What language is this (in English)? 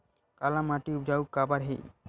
Chhattisgarhi